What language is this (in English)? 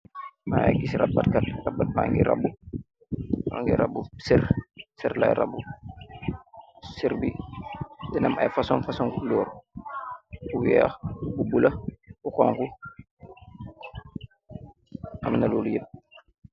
Wolof